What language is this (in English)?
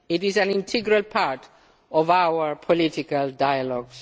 English